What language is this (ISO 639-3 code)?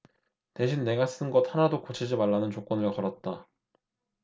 kor